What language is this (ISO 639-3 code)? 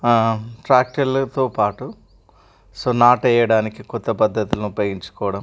tel